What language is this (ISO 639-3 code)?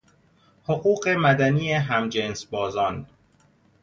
fas